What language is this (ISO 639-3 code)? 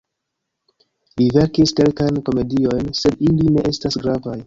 epo